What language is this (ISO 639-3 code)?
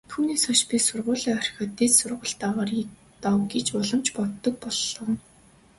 mon